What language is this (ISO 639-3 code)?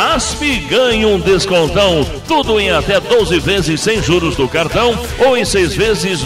por